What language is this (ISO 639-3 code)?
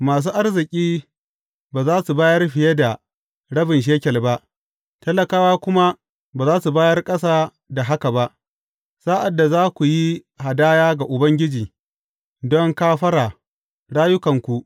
hau